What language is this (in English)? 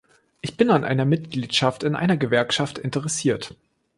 German